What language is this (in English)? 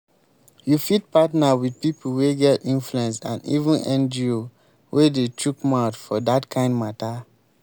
Nigerian Pidgin